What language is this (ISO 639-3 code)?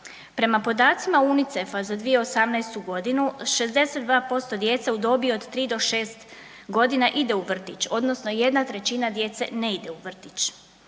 hrv